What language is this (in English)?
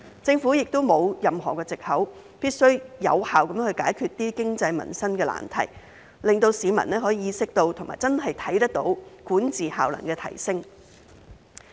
Cantonese